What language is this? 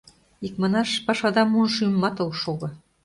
Mari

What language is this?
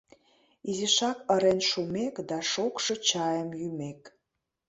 Mari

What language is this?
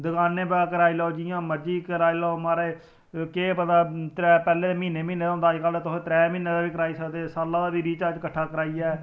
Dogri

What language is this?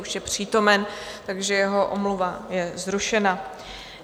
Czech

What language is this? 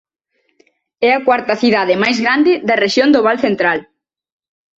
Galician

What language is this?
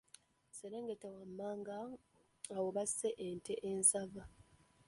Ganda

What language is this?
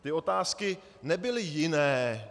Czech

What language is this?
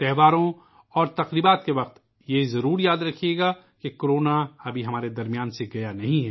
Urdu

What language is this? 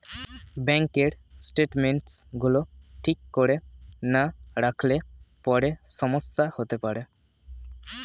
Bangla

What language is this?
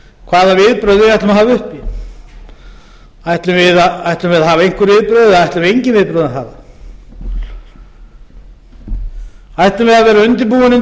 Icelandic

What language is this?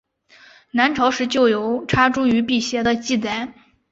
Chinese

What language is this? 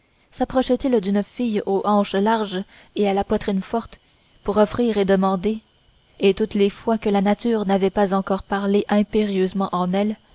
French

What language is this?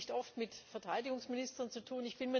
German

